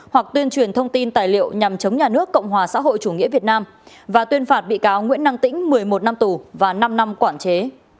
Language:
Vietnamese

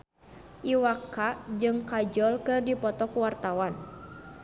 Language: Sundanese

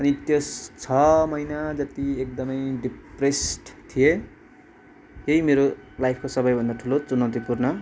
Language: Nepali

